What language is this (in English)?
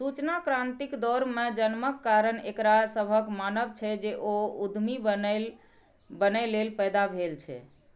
Maithili